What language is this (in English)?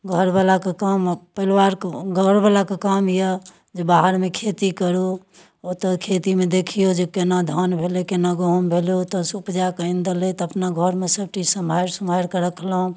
Maithili